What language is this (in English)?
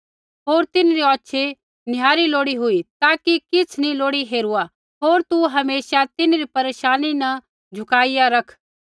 Kullu Pahari